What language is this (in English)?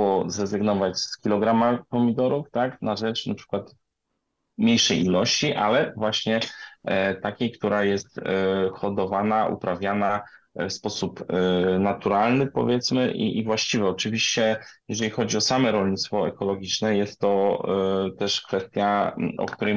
Polish